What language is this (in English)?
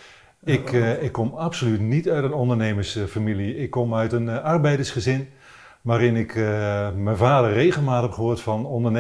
Dutch